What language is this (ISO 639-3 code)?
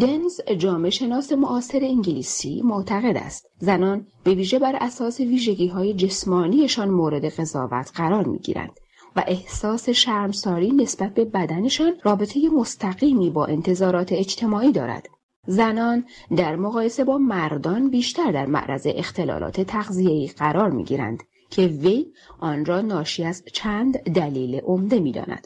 fas